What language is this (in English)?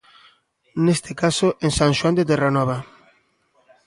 Galician